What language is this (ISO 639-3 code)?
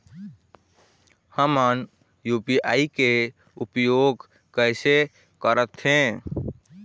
hne